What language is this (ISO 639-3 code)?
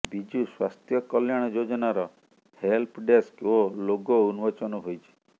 ori